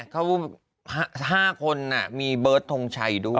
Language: Thai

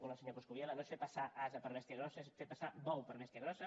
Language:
Catalan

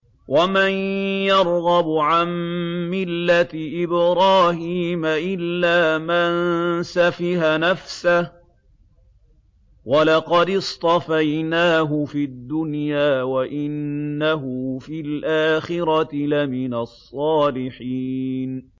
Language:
Arabic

